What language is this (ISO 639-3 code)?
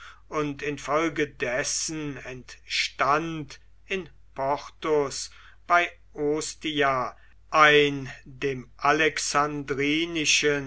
deu